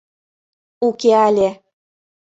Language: Mari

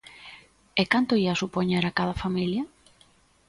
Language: Galician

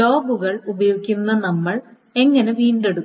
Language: Malayalam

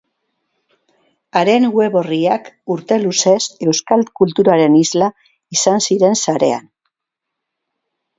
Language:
Basque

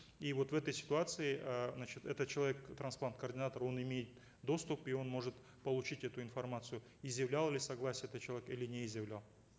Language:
Kazakh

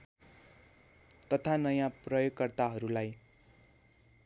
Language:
Nepali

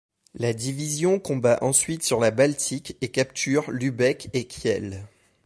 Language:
French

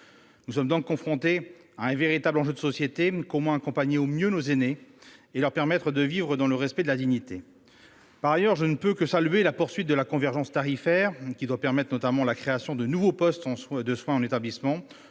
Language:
French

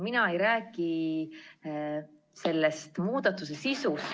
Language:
Estonian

